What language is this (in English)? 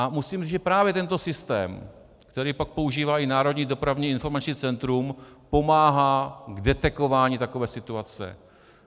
Czech